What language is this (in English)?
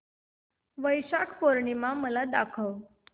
Marathi